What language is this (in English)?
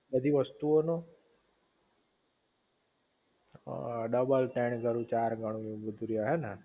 Gujarati